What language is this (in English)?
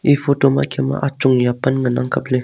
Wancho Naga